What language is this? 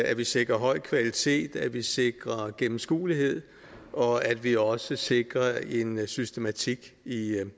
Danish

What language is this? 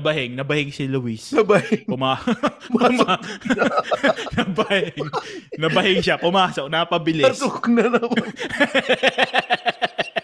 Filipino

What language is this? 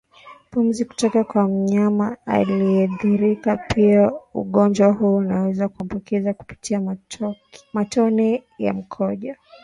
Swahili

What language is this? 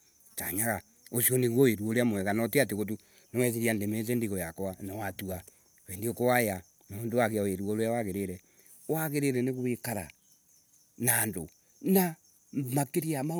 Embu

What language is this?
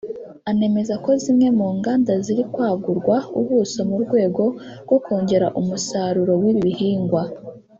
Kinyarwanda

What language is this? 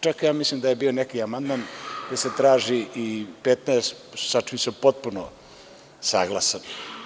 Serbian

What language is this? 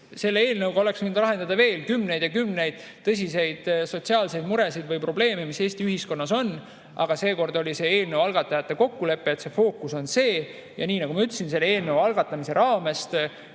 Estonian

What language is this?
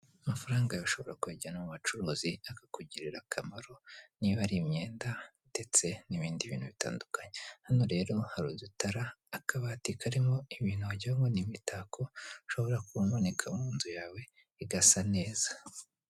Kinyarwanda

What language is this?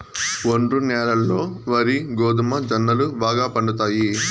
Telugu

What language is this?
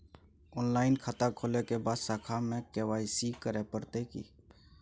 Maithili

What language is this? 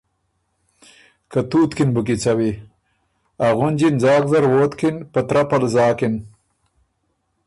Ormuri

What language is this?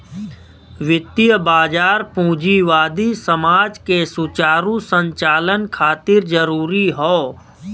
Bhojpuri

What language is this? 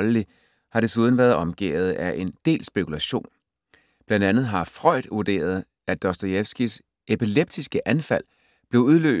Danish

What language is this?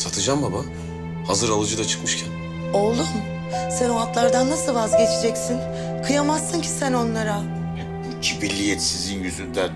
Turkish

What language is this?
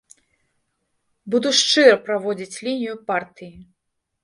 Belarusian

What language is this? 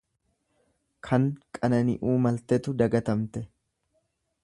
Oromo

